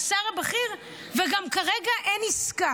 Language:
Hebrew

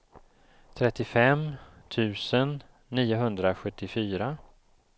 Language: Swedish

